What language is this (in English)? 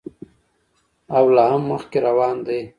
Pashto